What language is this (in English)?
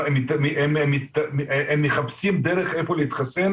Hebrew